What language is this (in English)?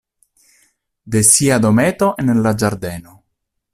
Esperanto